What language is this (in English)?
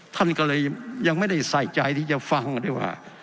Thai